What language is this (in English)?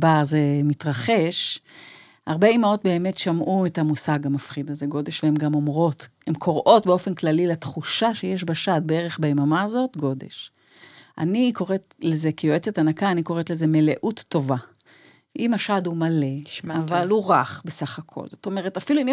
Hebrew